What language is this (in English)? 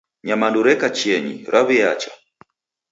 Taita